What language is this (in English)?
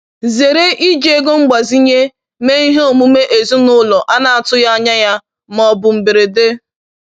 Igbo